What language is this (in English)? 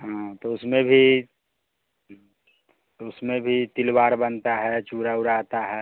Hindi